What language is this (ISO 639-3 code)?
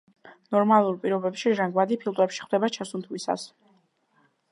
kat